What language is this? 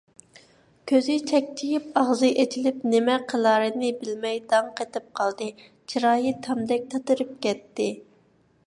Uyghur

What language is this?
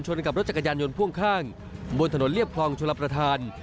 Thai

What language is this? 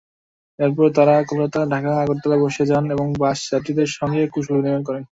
Bangla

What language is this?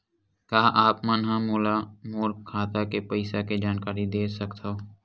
Chhattisgarhi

